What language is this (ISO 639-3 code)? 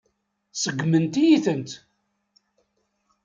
kab